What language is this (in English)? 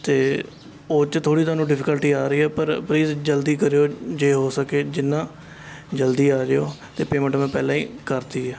Punjabi